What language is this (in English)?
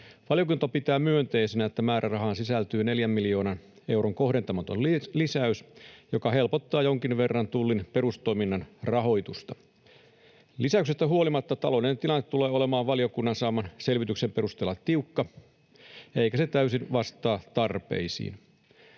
Finnish